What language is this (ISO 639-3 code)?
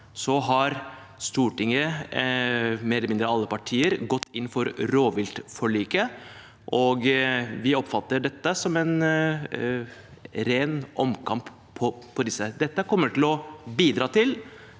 nor